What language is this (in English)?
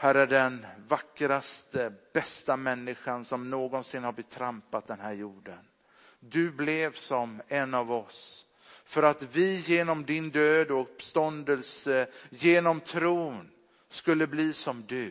Swedish